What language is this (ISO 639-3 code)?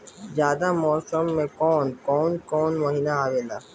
bho